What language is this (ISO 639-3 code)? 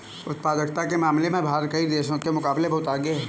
hin